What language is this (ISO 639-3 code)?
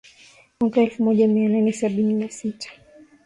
swa